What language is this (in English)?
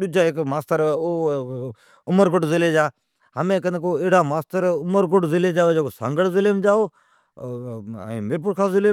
Od